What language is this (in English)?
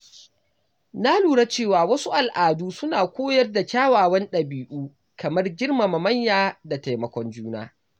Hausa